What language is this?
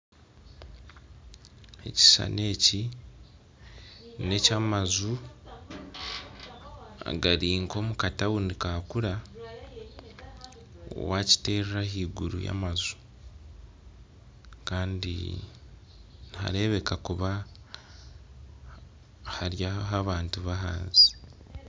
Nyankole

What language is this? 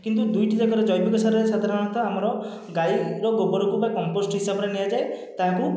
Odia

